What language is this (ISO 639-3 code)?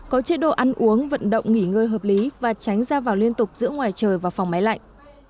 vie